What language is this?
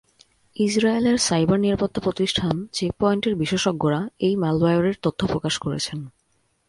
Bangla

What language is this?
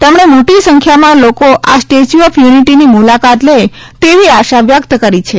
Gujarati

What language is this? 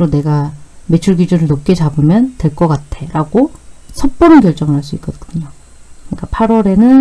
Korean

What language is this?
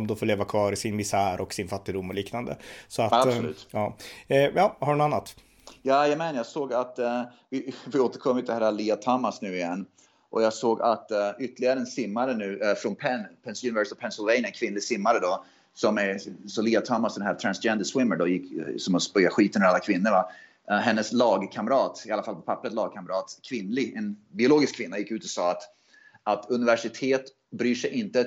Swedish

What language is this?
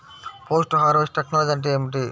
Telugu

